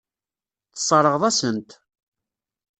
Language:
Kabyle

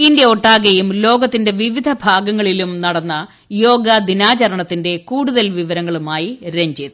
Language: Malayalam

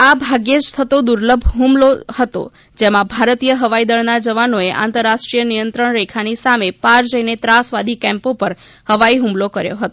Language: Gujarati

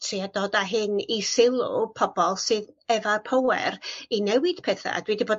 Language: Welsh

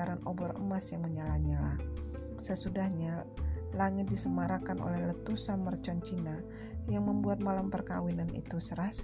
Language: Indonesian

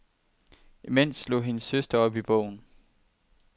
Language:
Danish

